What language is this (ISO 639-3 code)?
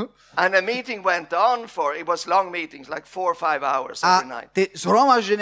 slk